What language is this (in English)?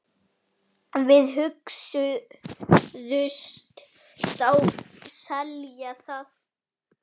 Icelandic